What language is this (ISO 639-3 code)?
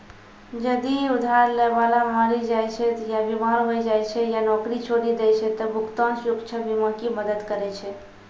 mai